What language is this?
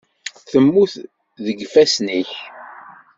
Kabyle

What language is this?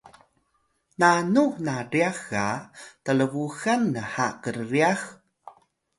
Atayal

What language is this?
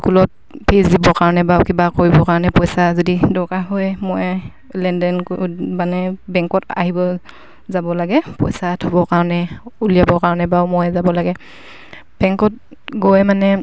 Assamese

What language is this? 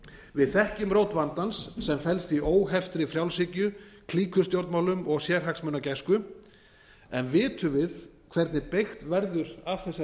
Icelandic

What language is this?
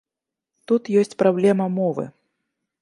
Belarusian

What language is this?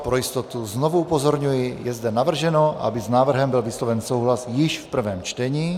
Czech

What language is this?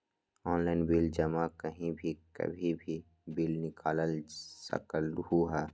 Magahi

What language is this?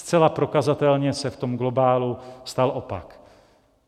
Czech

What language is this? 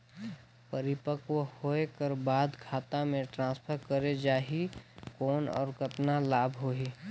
Chhattisgarhi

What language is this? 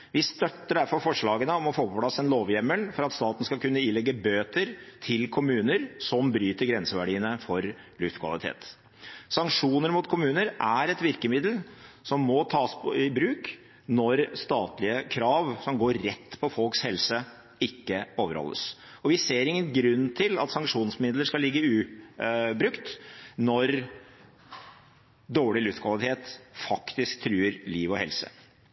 Norwegian Bokmål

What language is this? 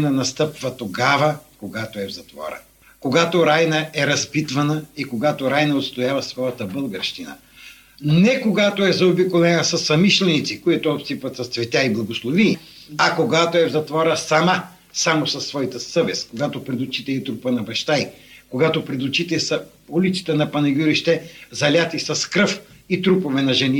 Bulgarian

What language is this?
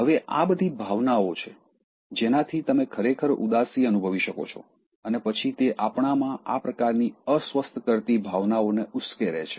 Gujarati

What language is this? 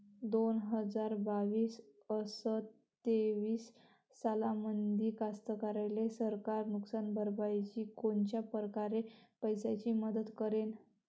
Marathi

